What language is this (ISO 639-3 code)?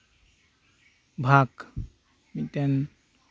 sat